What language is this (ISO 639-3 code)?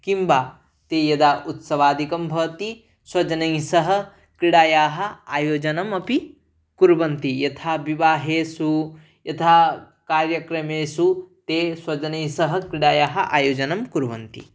san